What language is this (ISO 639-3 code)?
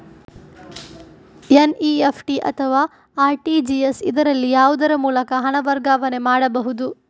kan